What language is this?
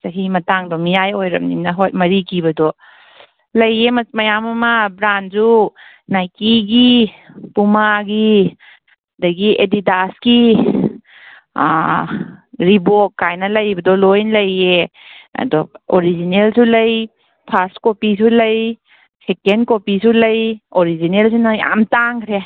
Manipuri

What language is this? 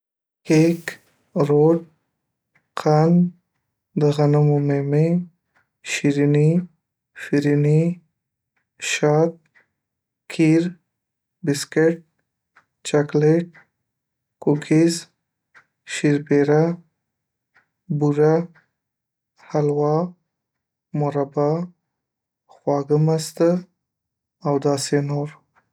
Pashto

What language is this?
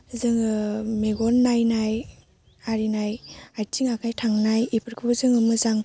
Bodo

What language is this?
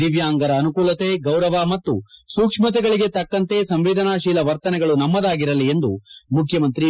Kannada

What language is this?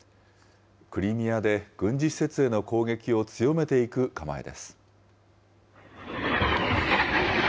Japanese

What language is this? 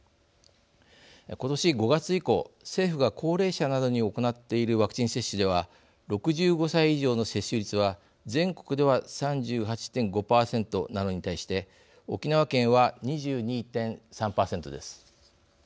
Japanese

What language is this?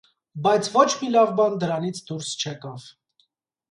Armenian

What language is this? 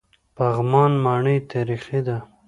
Pashto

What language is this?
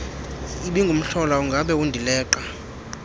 Xhosa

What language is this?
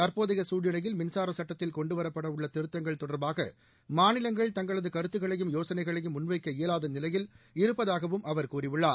Tamil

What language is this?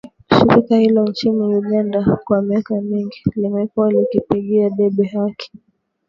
Swahili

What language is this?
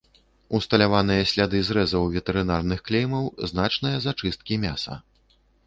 Belarusian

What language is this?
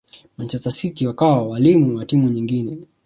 Swahili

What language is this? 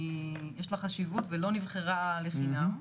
Hebrew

